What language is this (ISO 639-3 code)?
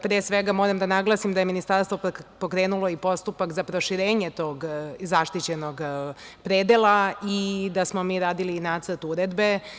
srp